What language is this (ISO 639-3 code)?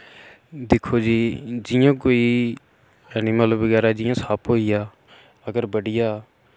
doi